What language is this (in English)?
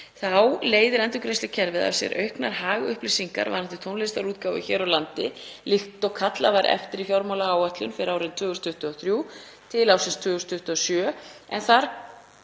Icelandic